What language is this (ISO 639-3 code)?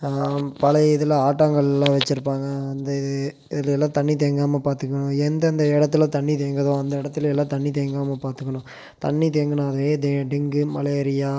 tam